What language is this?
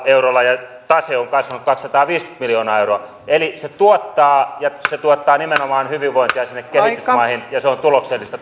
Finnish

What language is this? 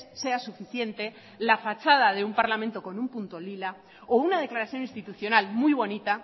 Spanish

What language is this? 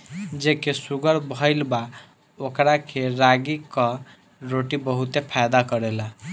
Bhojpuri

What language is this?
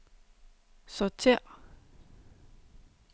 Danish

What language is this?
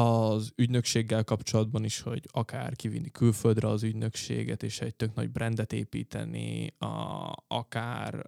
Hungarian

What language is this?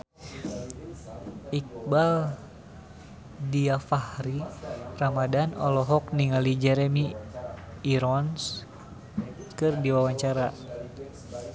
Sundanese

